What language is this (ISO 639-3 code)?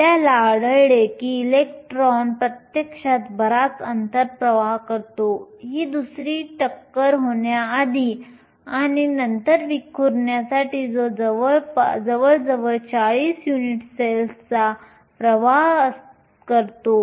mar